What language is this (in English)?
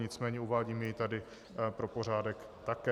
Czech